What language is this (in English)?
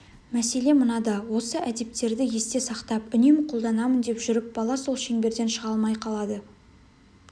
Kazakh